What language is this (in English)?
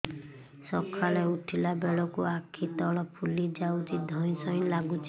Odia